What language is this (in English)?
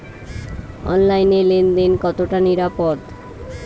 Bangla